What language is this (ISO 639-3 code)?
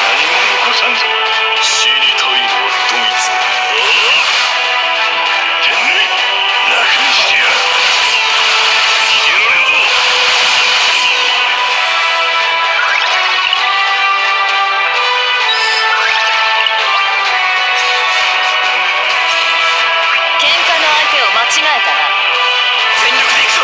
jpn